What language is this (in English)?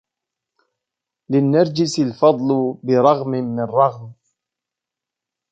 Arabic